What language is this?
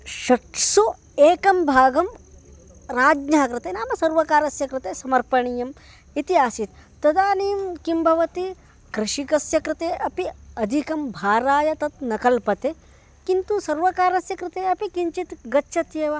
Sanskrit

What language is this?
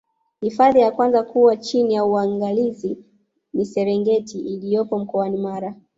Swahili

